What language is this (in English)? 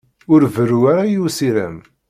Kabyle